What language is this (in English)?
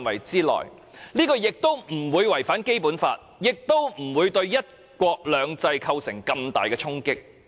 Cantonese